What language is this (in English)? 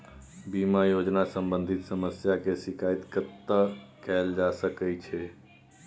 Maithili